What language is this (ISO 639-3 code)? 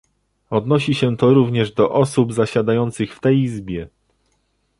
pol